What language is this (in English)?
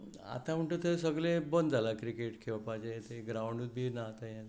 Konkani